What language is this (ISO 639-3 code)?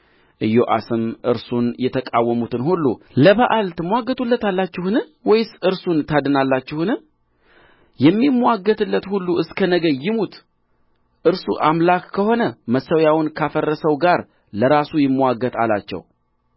amh